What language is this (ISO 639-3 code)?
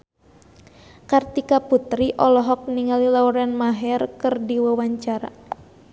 sun